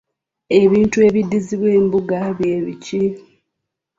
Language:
Ganda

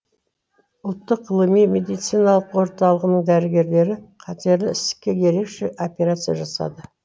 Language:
Kazakh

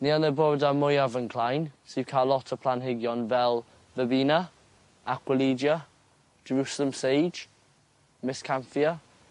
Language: Welsh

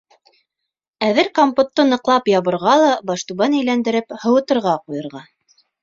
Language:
Bashkir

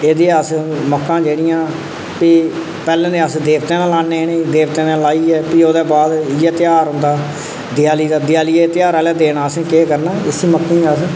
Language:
Dogri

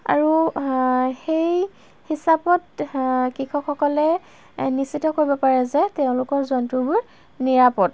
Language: Assamese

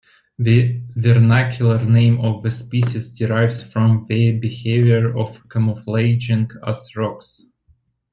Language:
English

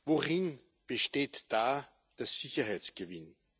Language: German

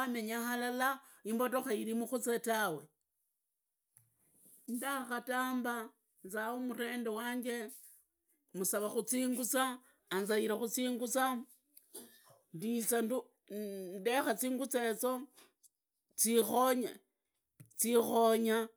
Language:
Idakho-Isukha-Tiriki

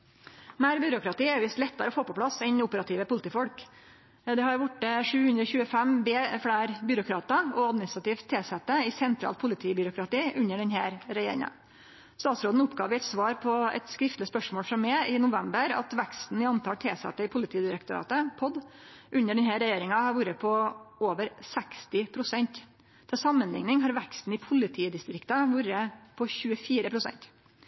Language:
Norwegian Nynorsk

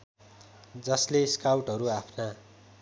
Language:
Nepali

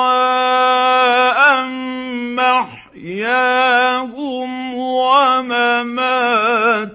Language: Arabic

